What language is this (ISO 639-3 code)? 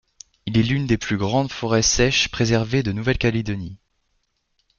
fra